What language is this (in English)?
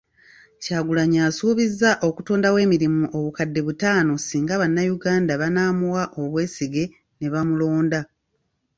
Ganda